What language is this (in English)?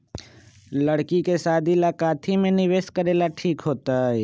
Magahi